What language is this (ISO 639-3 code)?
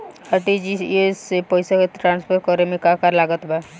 bho